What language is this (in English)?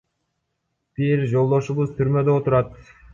Kyrgyz